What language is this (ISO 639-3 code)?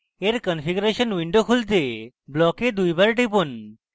ben